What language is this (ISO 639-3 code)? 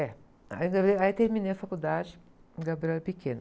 por